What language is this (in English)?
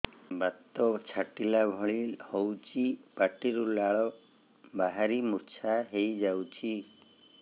Odia